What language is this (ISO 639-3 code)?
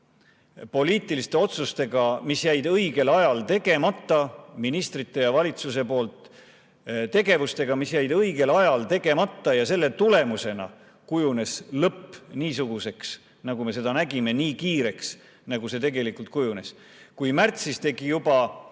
est